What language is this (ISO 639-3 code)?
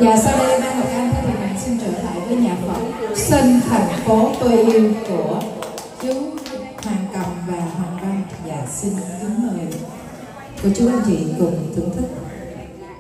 vie